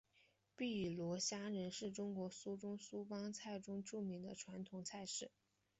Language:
Chinese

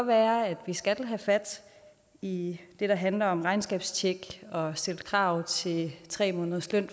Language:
Danish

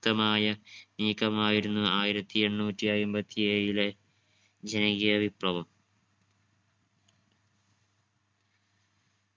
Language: Malayalam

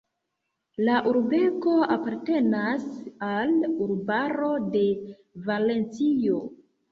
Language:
Esperanto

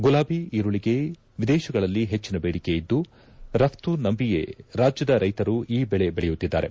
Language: Kannada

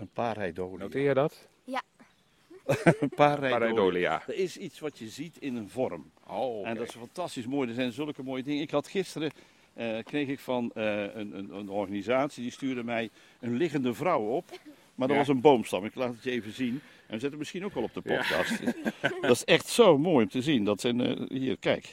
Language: Dutch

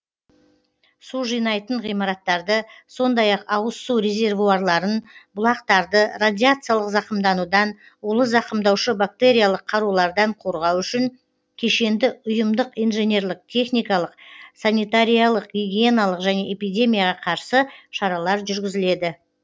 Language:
Kazakh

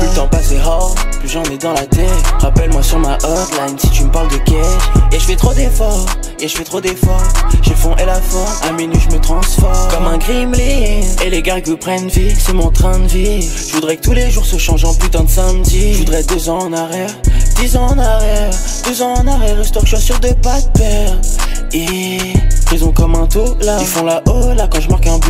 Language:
French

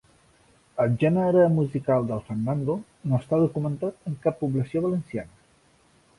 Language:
Catalan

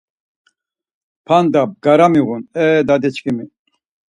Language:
Laz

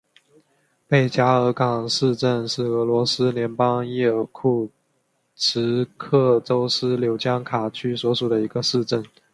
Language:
Chinese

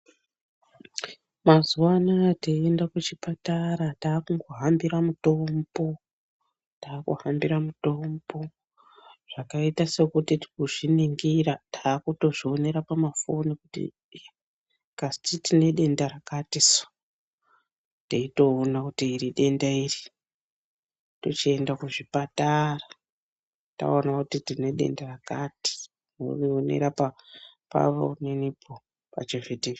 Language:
Ndau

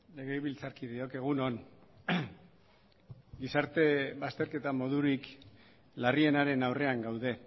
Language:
Basque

